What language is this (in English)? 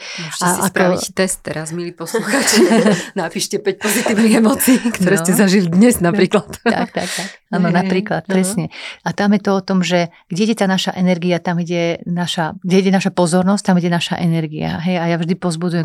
Slovak